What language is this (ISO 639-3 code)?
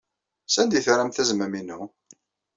kab